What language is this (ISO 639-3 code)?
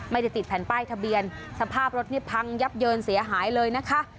tha